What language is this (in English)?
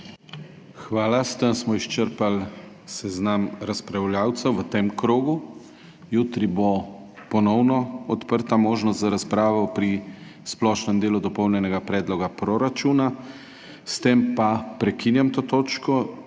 Slovenian